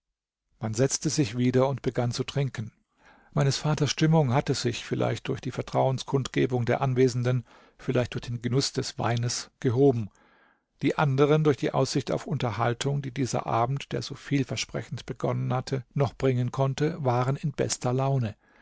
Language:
German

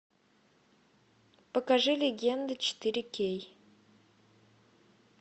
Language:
Russian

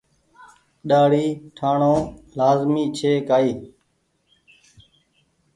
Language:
Goaria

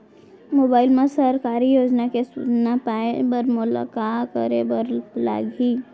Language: Chhattisgarhi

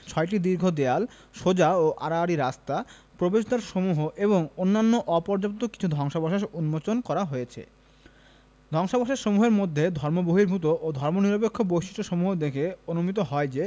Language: Bangla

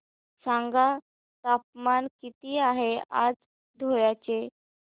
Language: Marathi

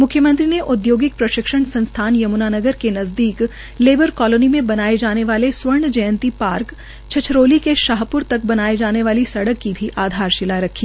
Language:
Hindi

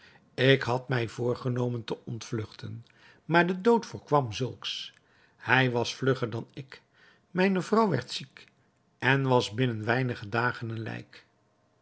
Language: Dutch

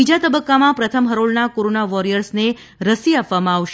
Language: Gujarati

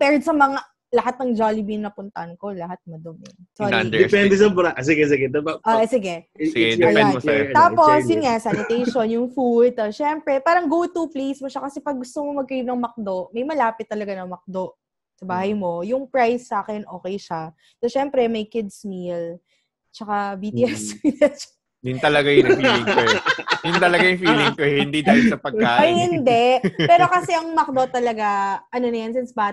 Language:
Filipino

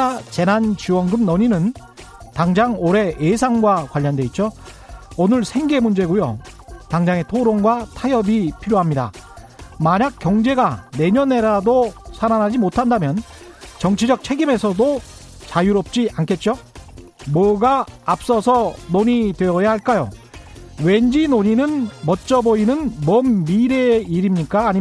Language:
Korean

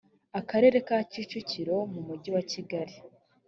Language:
Kinyarwanda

